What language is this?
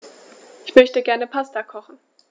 German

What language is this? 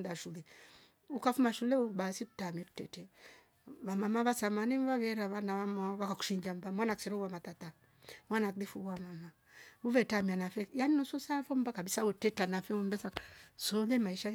Rombo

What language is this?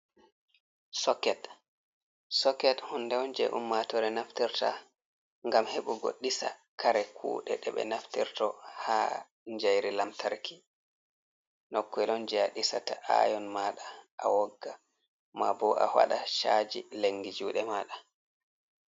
Fula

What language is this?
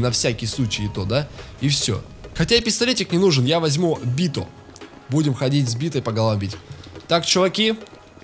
Russian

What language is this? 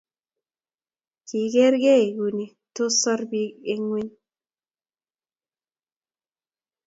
Kalenjin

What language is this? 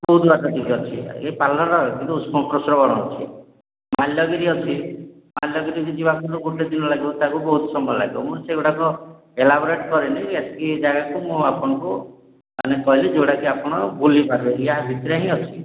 Odia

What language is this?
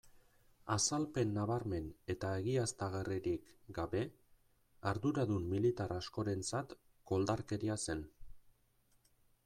Basque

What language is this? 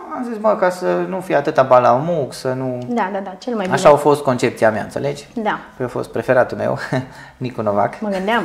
Romanian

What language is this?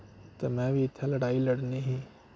Dogri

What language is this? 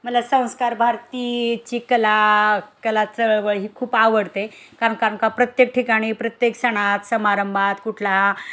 Marathi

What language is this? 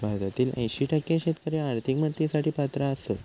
Marathi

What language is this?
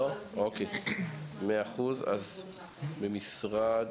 Hebrew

